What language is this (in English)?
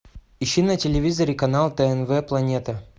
Russian